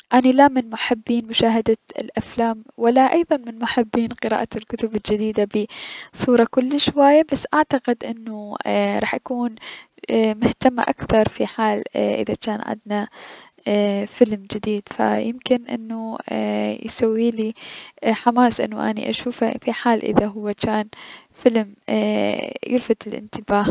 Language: Mesopotamian Arabic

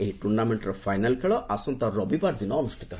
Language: Odia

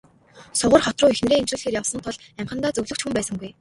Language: Mongolian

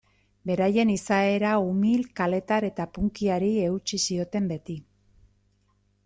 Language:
Basque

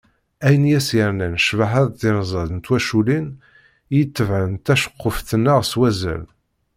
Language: Kabyle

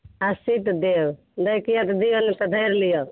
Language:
Maithili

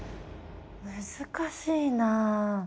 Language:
Japanese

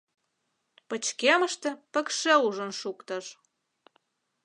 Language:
Mari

